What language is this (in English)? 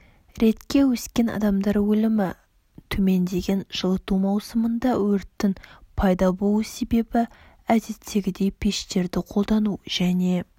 Kazakh